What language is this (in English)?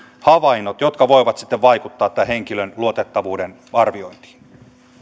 Finnish